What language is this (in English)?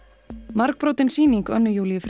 Icelandic